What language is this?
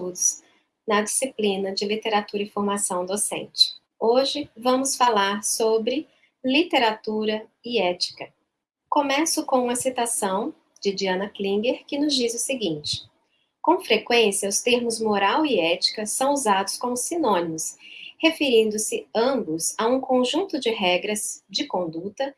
Portuguese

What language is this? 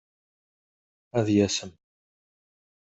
Kabyle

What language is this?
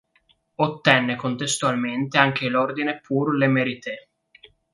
Italian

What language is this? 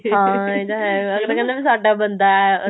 Punjabi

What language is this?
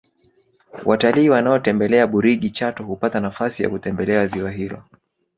Swahili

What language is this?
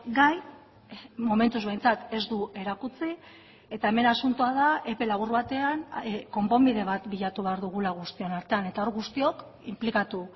Basque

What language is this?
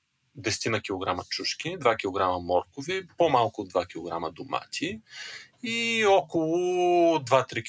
Bulgarian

